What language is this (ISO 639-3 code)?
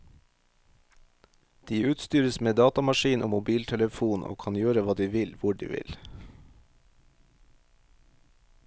nor